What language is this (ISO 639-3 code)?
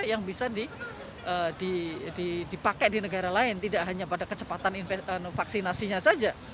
ind